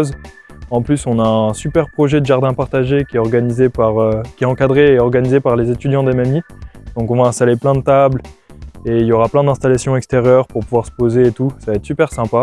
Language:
French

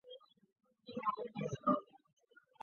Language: Chinese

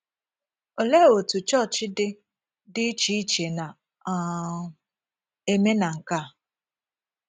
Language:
Igbo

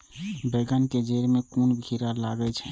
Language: Maithili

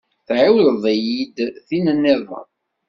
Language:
Kabyle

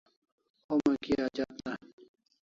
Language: Kalasha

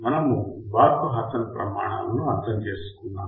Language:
Telugu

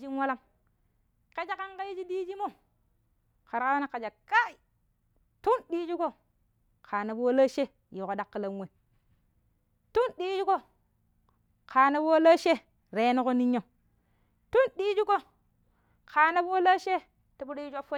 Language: Pero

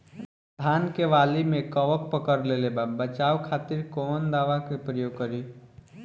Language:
Bhojpuri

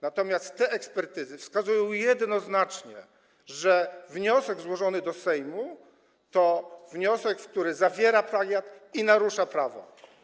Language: Polish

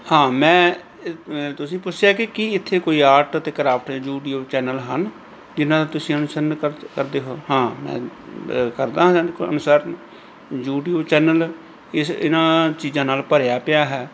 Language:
Punjabi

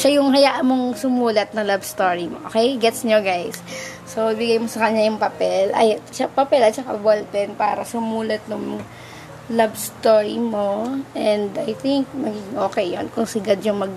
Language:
Filipino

